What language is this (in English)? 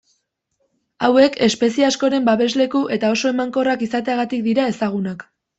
Basque